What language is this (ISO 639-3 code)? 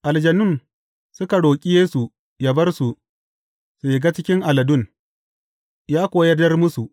hau